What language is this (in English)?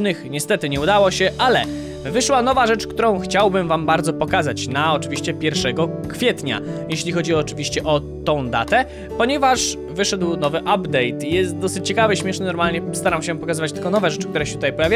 Polish